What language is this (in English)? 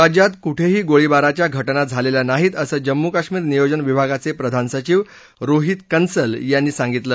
Marathi